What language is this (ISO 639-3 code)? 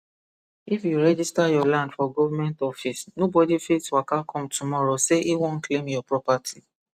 pcm